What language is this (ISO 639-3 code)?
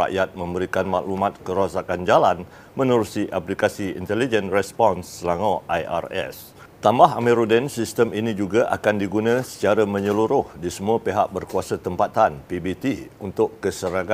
msa